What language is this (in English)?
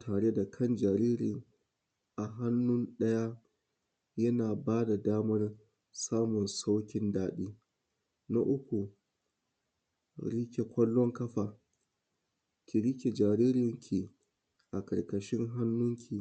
Hausa